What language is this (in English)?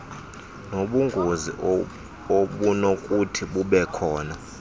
Xhosa